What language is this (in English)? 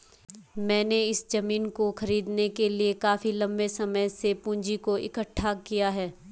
Hindi